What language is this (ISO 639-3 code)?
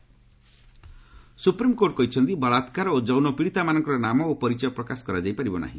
ori